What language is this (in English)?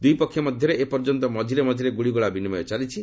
Odia